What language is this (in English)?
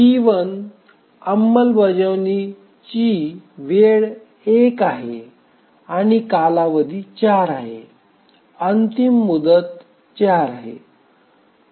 Marathi